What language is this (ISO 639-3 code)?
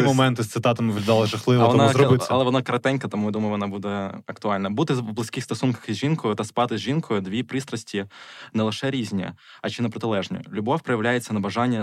ukr